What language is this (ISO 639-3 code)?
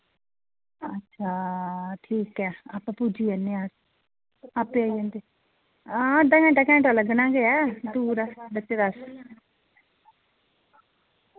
doi